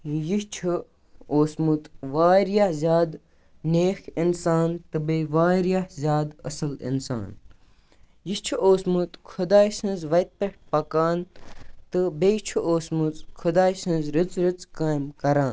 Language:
Kashmiri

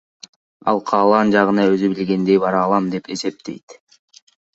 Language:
Kyrgyz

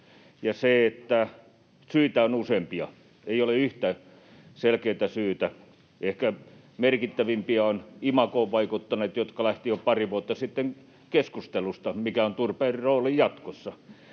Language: Finnish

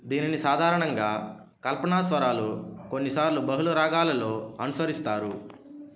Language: Telugu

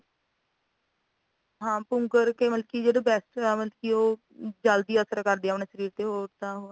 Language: Punjabi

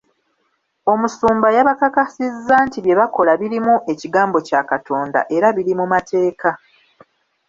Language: Ganda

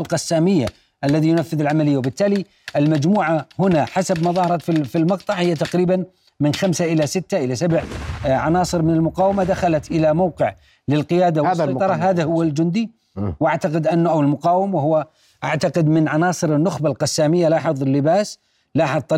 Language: Arabic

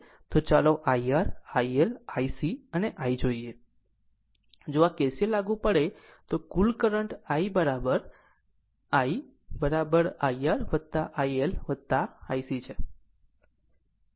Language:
Gujarati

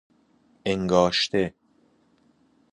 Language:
Persian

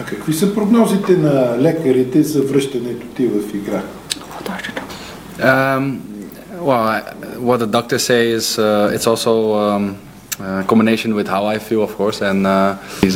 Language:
Bulgarian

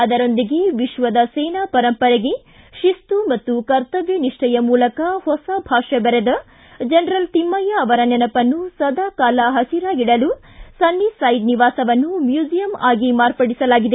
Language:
Kannada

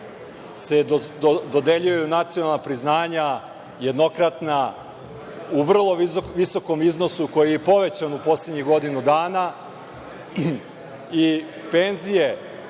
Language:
Serbian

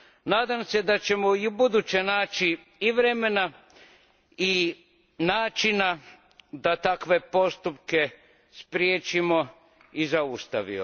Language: Croatian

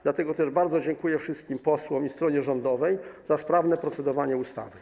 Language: Polish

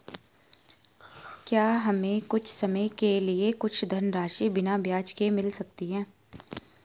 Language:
Hindi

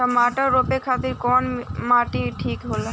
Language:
Bhojpuri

